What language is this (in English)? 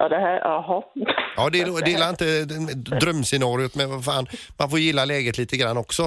Swedish